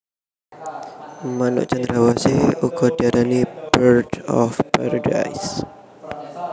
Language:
Javanese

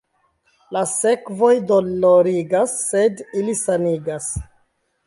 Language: Esperanto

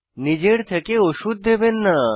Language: Bangla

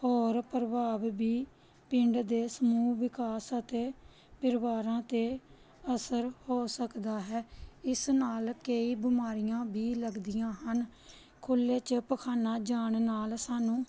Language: Punjabi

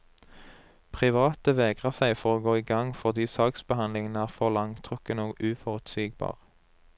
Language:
Norwegian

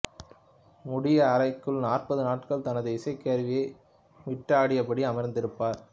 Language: Tamil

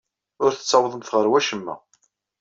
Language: Kabyle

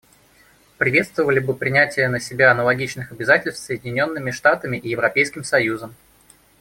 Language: Russian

